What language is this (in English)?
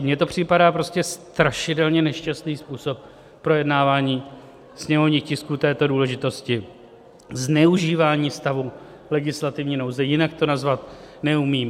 Czech